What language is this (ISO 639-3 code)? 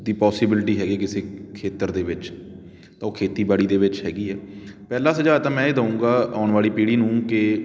pan